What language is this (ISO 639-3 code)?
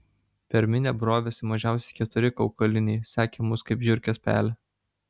lit